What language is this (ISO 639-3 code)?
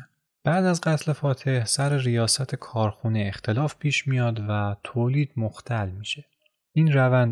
fas